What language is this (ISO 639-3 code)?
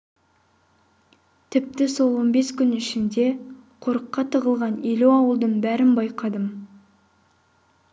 kaz